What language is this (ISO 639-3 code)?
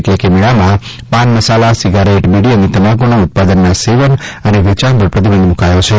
guj